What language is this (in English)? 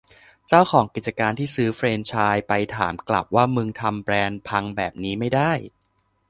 Thai